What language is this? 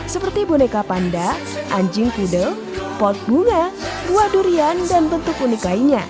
Indonesian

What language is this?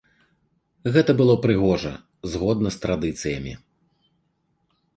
Belarusian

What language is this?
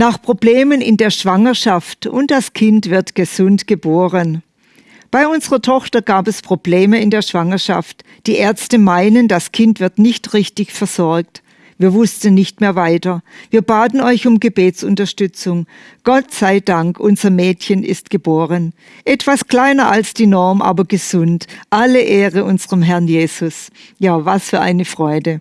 German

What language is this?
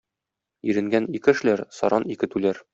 Tatar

